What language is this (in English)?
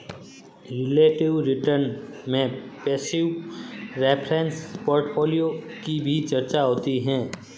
Hindi